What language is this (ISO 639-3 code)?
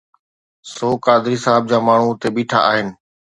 snd